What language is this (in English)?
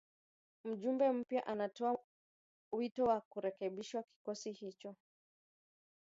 Swahili